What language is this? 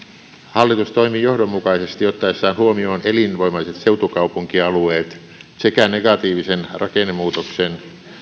Finnish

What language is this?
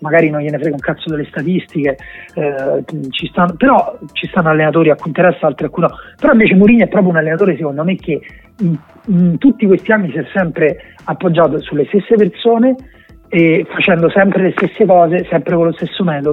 Italian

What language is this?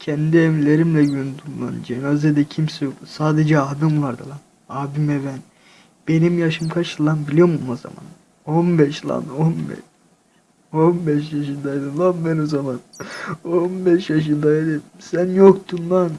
Turkish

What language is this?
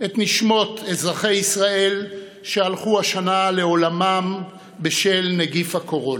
Hebrew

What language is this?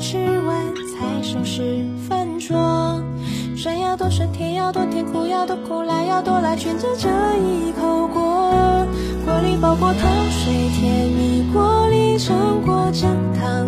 Chinese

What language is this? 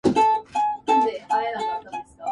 Japanese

